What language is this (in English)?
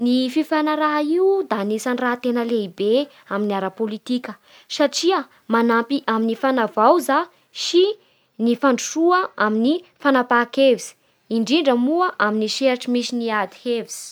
Bara Malagasy